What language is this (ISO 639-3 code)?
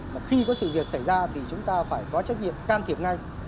vie